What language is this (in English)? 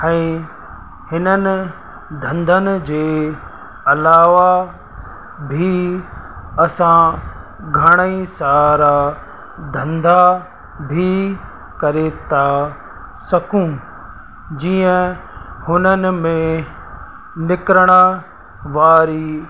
Sindhi